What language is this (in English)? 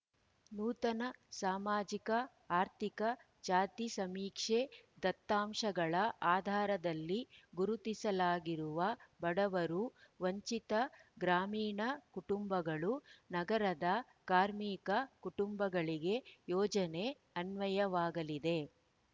Kannada